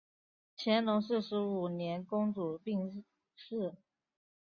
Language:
Chinese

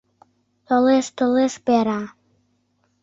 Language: Mari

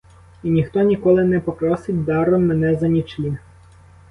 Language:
Ukrainian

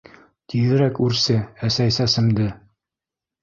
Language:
Bashkir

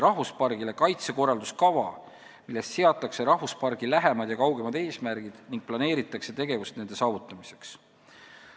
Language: Estonian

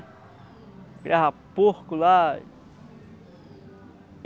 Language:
Portuguese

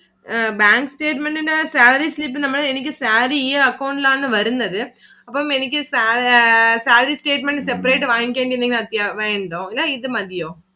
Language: Malayalam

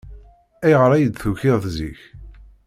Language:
Kabyle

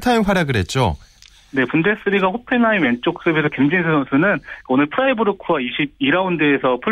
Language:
Korean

